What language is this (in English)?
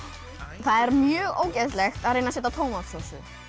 Icelandic